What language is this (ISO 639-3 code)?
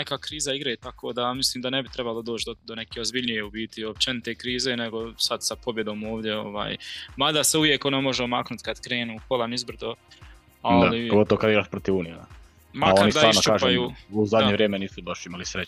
hrv